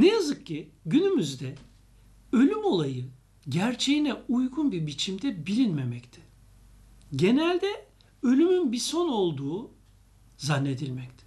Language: Turkish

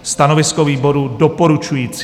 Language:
Czech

